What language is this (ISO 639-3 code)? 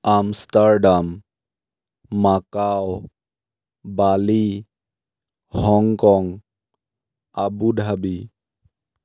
asm